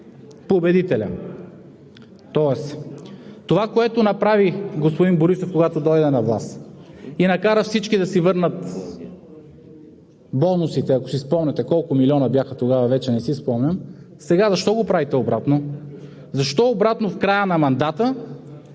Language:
Bulgarian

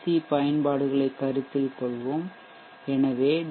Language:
Tamil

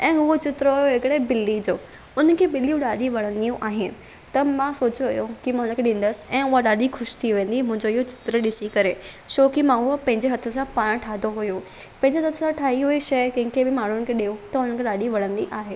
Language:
Sindhi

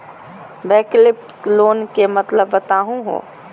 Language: Magahi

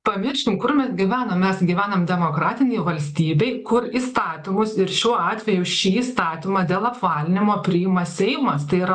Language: Lithuanian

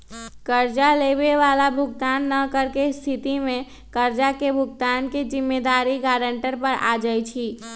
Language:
Magahi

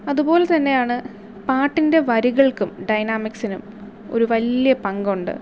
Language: Malayalam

